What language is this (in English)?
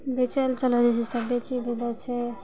Maithili